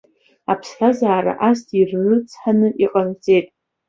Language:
Abkhazian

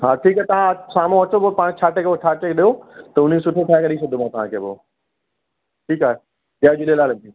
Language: Sindhi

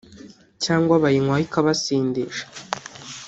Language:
Kinyarwanda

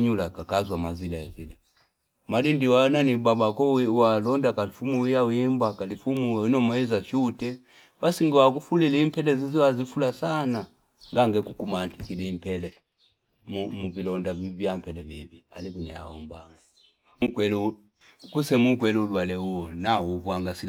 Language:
Fipa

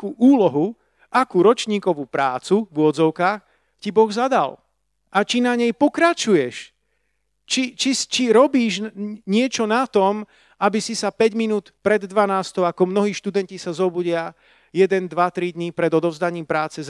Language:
Slovak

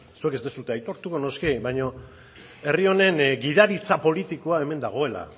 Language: Basque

